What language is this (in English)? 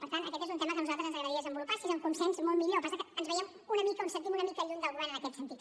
Catalan